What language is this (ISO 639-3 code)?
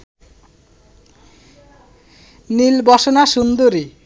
ben